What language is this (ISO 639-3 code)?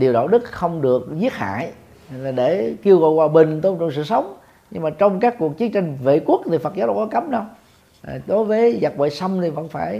vie